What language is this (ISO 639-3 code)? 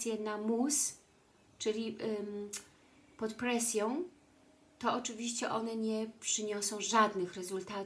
pol